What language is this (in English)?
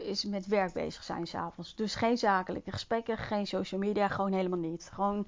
Dutch